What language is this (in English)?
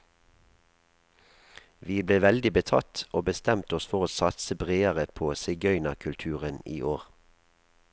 Norwegian